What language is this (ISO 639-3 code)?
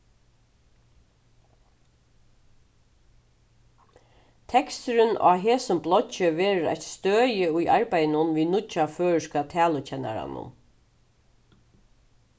fao